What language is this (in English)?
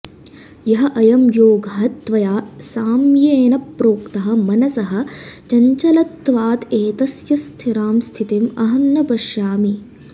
Sanskrit